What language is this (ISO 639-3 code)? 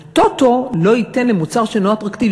heb